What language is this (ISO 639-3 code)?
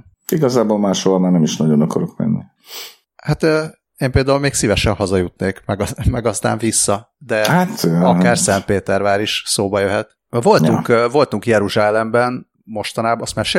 hun